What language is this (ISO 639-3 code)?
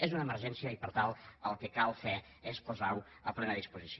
cat